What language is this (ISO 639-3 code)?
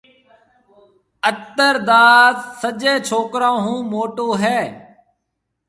mve